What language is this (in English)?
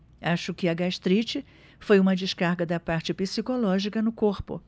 Portuguese